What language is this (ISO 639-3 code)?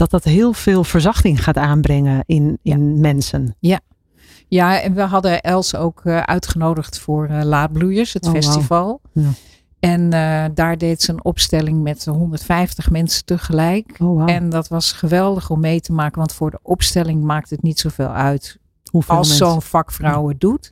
nld